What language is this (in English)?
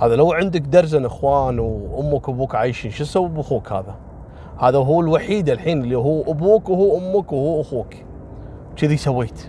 Arabic